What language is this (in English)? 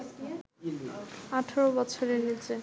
Bangla